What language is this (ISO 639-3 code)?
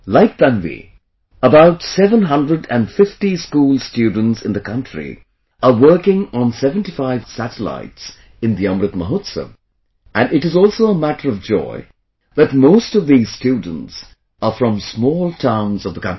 eng